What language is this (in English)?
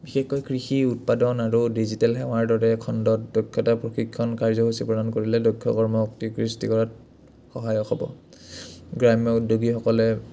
Assamese